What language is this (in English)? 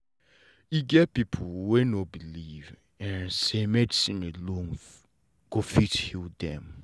Nigerian Pidgin